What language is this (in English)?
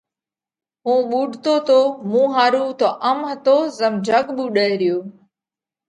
Parkari Koli